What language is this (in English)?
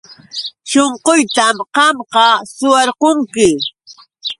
Yauyos Quechua